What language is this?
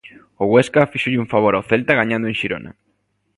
Galician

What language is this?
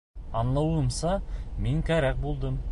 Bashkir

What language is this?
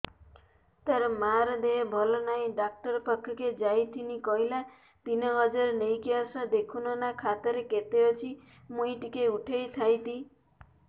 Odia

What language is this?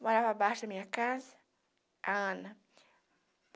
Portuguese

